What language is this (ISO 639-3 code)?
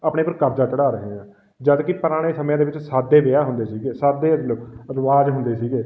pan